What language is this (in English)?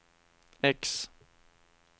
Swedish